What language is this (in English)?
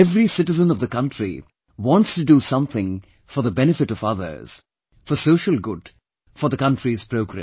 English